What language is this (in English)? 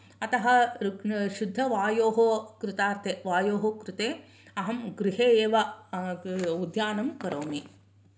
Sanskrit